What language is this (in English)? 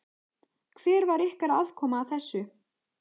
Icelandic